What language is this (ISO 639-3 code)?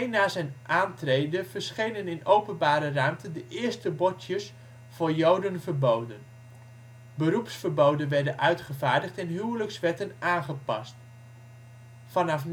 nld